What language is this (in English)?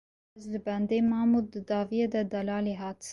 Kurdish